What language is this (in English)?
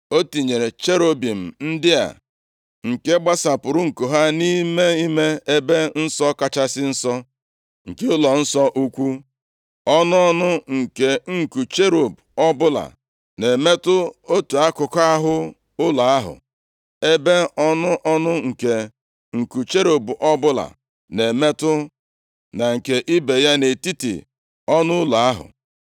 Igbo